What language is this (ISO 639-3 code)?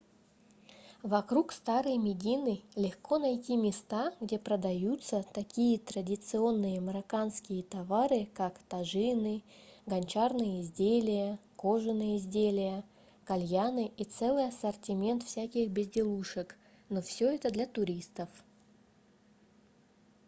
rus